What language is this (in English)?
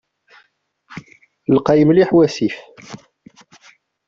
Kabyle